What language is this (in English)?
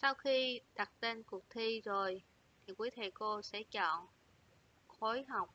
Vietnamese